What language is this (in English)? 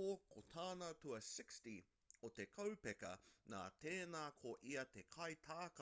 Māori